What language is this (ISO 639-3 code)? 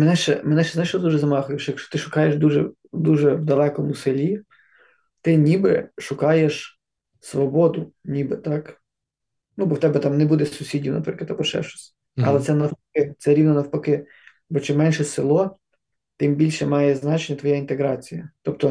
ukr